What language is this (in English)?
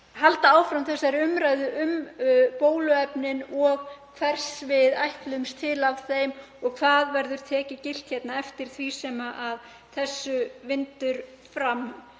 Icelandic